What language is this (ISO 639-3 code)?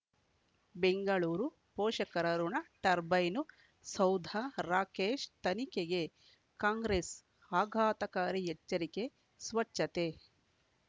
kan